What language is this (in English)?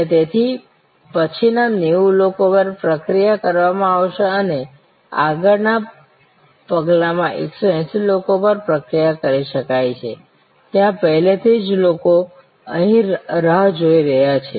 Gujarati